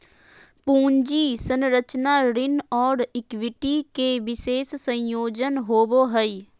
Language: Magahi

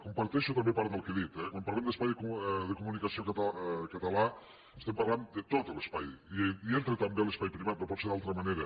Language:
Catalan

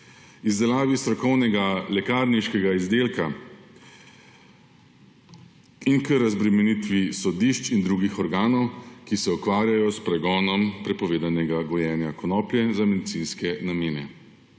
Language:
Slovenian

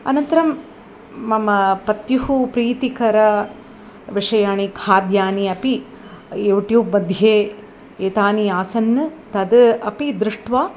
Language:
Sanskrit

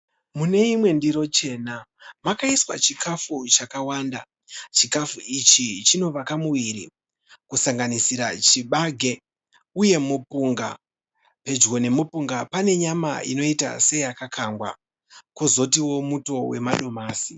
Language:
Shona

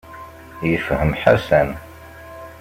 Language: Kabyle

